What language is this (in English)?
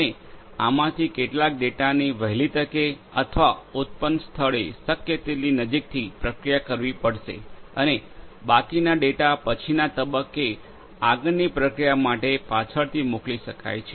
Gujarati